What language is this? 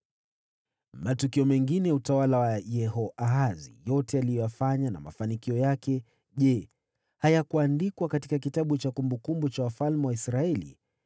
Swahili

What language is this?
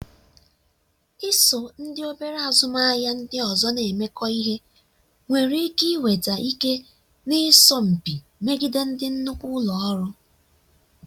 Igbo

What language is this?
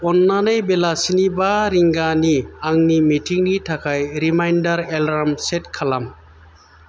Bodo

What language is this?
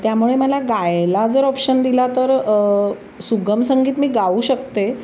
Marathi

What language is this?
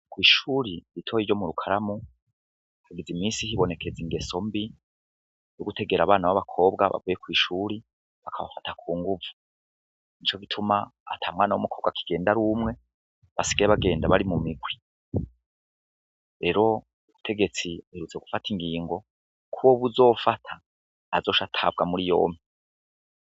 Rundi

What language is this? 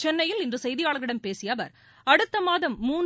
Tamil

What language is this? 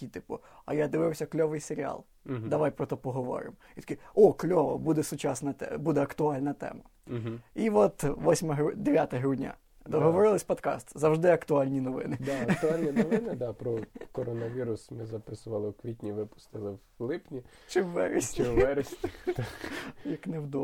Ukrainian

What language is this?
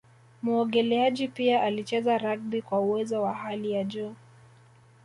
Swahili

